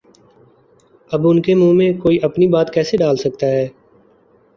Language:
Urdu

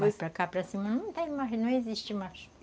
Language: Portuguese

